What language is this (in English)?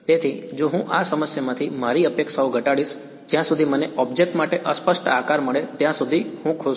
Gujarati